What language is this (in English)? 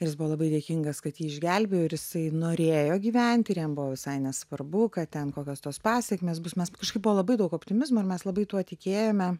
Lithuanian